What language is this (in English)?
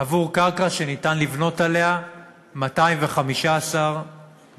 Hebrew